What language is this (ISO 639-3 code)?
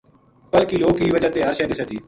gju